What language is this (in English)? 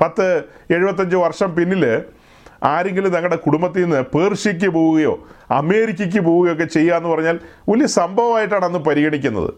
Malayalam